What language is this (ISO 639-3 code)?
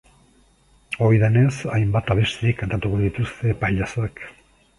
eus